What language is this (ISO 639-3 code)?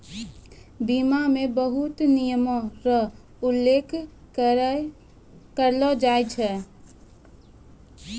mai